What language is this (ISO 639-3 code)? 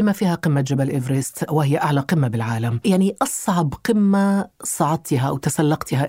ara